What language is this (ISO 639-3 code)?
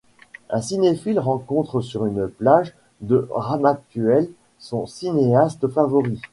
fra